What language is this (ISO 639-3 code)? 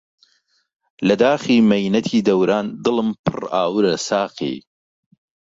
ckb